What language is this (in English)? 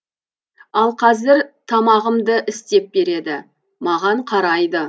Kazakh